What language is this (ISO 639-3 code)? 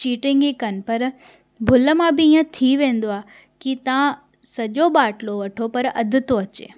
snd